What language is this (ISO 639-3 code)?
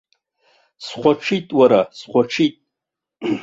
abk